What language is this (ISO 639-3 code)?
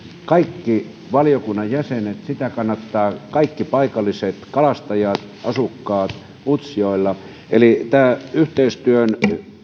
fin